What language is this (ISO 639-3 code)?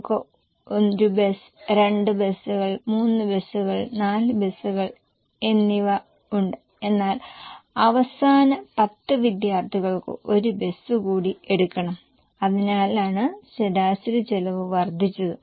mal